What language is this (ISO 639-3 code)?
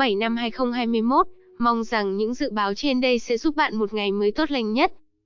vie